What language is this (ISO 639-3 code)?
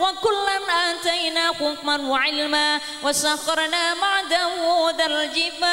ind